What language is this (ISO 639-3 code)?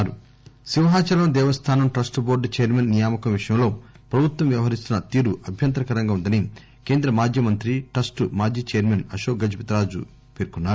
tel